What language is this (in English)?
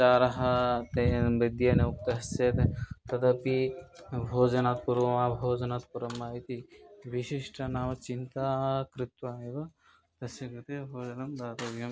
Sanskrit